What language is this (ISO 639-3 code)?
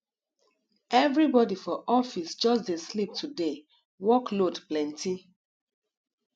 pcm